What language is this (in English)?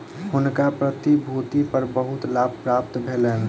Maithili